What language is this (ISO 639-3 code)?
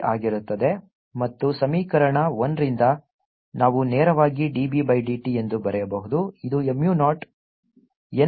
kan